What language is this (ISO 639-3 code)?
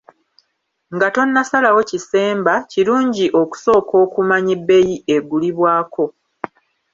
lug